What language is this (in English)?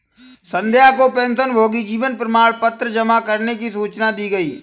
Hindi